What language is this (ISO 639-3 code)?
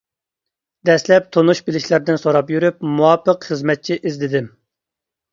uig